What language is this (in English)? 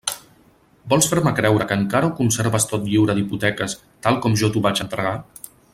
Catalan